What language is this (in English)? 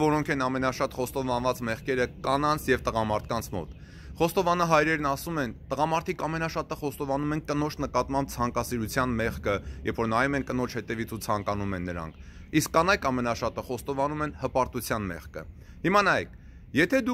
Romanian